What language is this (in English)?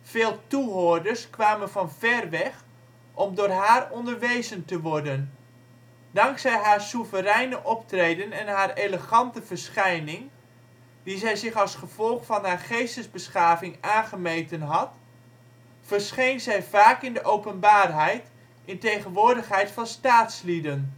Dutch